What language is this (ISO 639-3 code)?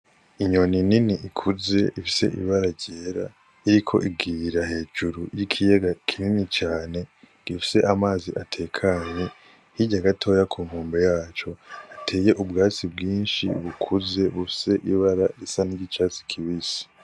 run